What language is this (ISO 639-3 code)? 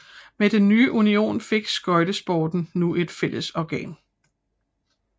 dan